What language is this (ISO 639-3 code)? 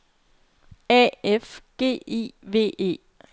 dan